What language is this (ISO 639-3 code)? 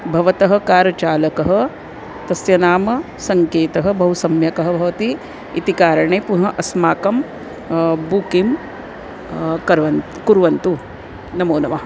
san